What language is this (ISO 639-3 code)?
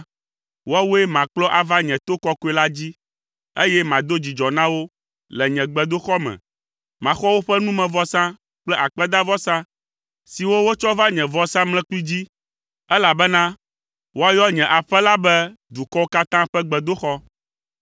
ewe